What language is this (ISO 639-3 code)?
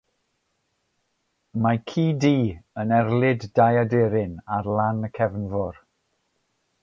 cym